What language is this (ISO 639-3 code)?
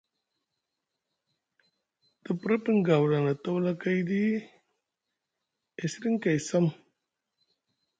mug